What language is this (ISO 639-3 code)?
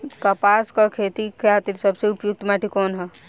bho